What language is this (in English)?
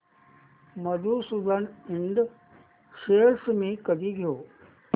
Marathi